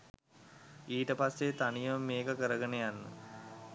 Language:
Sinhala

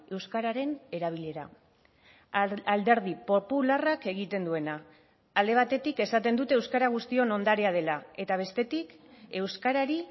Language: Basque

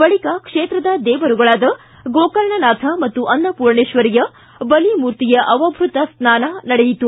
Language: Kannada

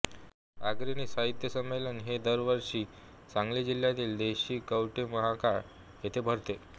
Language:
Marathi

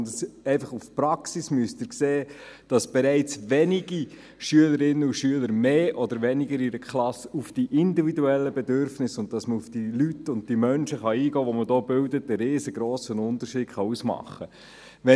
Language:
Swiss German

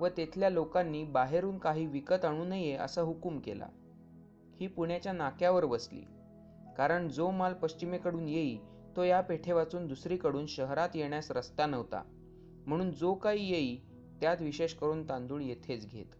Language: Marathi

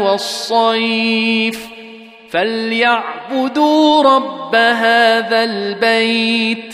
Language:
Arabic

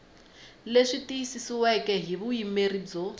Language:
Tsonga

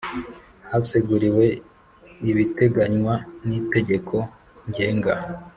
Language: Kinyarwanda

